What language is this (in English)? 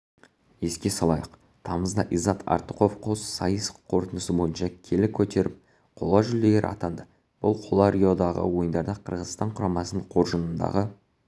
Kazakh